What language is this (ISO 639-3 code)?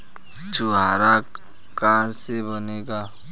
bho